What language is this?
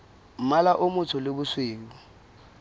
Southern Sotho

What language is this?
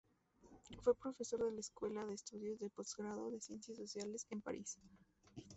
Spanish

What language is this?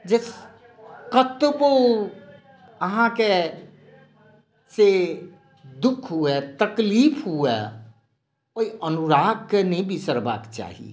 Maithili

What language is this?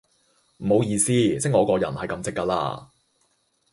Cantonese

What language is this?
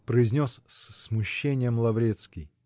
Russian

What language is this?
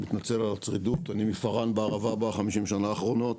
Hebrew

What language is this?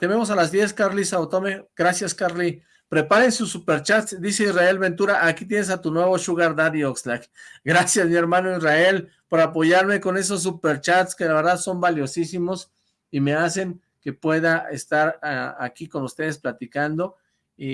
Spanish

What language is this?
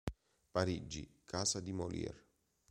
Italian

